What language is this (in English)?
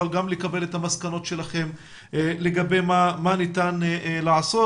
Hebrew